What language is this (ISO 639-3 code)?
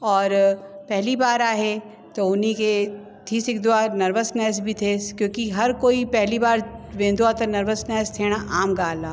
snd